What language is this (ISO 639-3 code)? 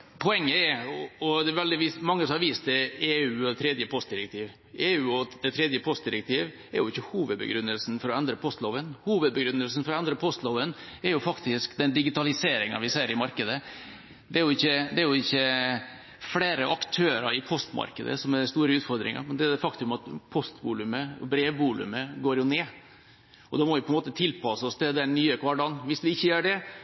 nob